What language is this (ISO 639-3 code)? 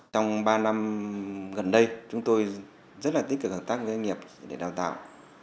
vie